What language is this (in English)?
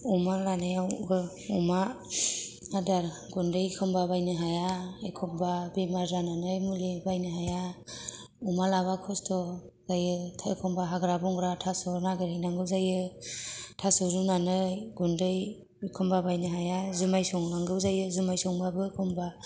Bodo